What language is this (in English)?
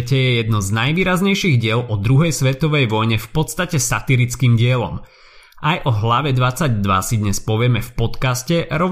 Slovak